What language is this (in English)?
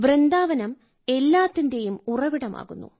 Malayalam